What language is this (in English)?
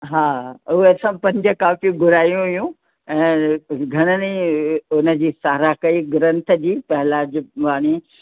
Sindhi